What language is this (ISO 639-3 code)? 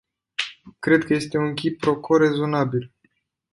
ron